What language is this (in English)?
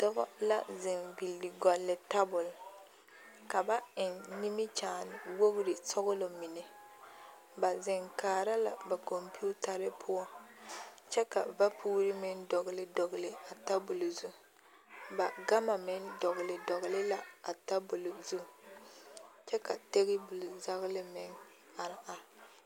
Southern Dagaare